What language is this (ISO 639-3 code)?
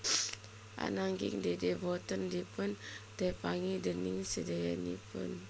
jav